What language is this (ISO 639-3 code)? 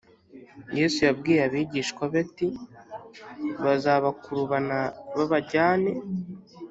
kin